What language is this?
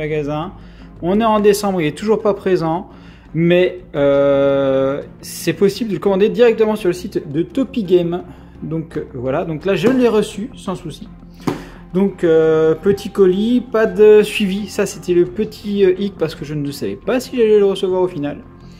French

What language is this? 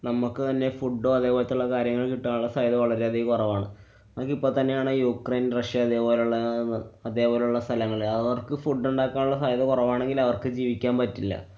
Malayalam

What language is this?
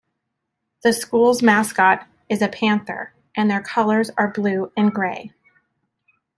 English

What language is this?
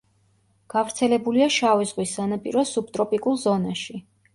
Georgian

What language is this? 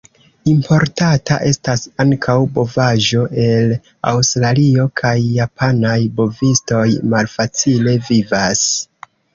Esperanto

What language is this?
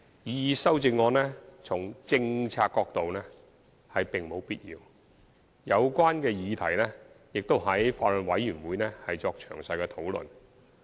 Cantonese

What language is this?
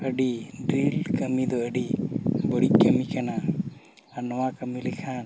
Santali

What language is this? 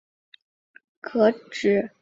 Chinese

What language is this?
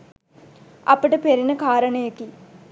Sinhala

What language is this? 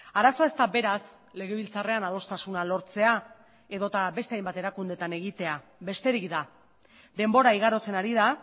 Basque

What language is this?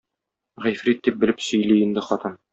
Tatar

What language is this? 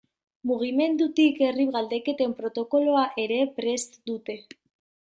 Basque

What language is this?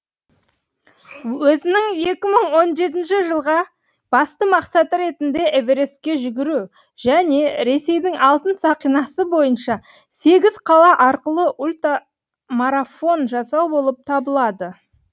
Kazakh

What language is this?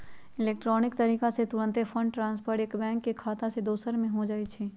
Magahi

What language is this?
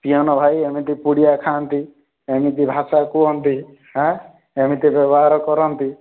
Odia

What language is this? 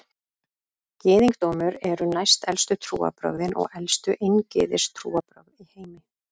Icelandic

